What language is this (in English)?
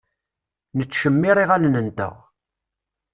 Kabyle